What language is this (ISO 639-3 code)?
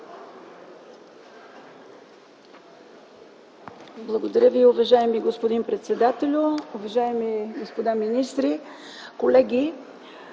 bul